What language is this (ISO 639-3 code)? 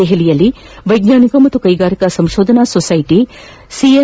kan